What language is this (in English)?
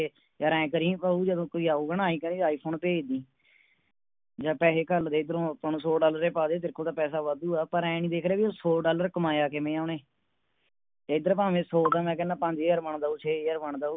Punjabi